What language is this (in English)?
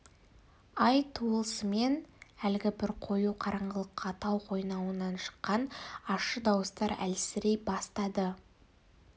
Kazakh